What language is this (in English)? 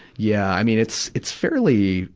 English